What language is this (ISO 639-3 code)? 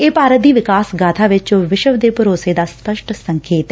pan